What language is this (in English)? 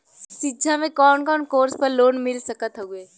Bhojpuri